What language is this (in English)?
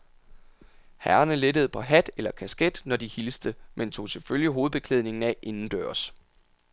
Danish